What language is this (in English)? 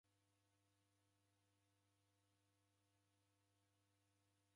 Taita